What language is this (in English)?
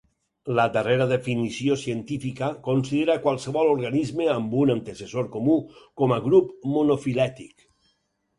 Catalan